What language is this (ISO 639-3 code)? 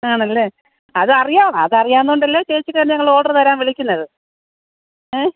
mal